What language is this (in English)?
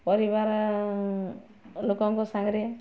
Odia